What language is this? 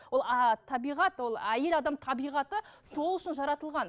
Kazakh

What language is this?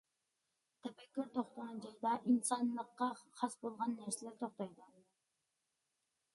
Uyghur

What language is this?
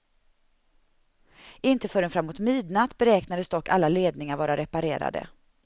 Swedish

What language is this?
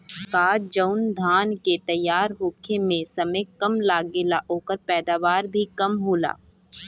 Bhojpuri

